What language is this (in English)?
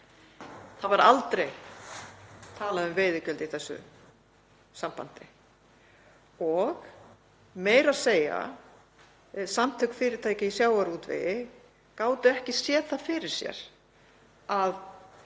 Icelandic